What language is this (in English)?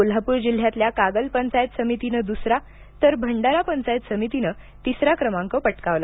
Marathi